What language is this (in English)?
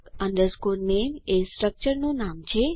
Gujarati